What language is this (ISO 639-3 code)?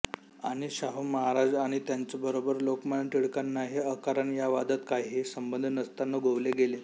mar